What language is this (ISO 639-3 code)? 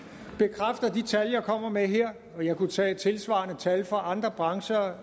dan